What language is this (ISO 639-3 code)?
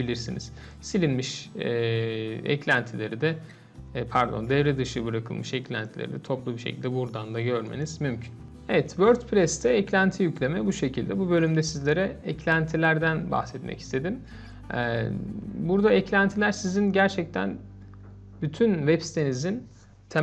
tur